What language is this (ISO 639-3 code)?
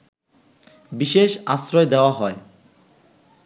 ben